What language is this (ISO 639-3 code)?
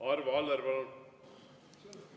est